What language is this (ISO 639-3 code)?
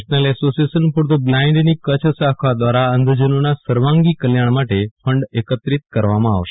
guj